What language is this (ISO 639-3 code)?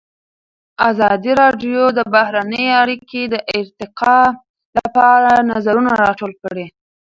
pus